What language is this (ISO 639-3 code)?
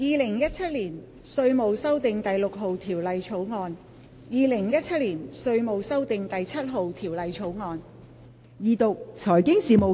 yue